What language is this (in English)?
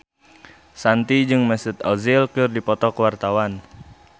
Sundanese